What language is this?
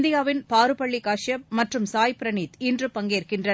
Tamil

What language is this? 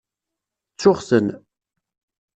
Kabyle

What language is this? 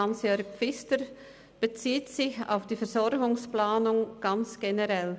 Swiss German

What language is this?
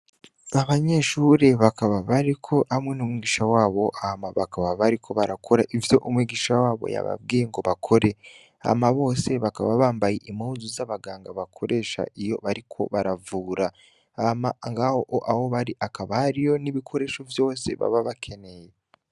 Rundi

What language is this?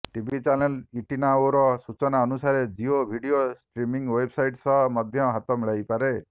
Odia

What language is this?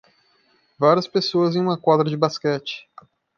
Portuguese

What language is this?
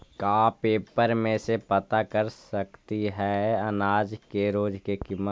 Magahi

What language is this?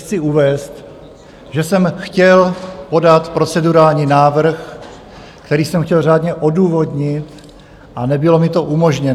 Czech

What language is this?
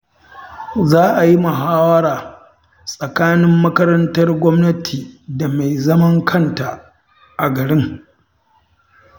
Hausa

